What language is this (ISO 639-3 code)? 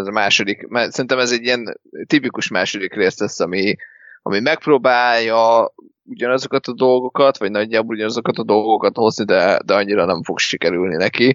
hun